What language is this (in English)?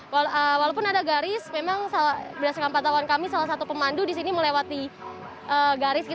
Indonesian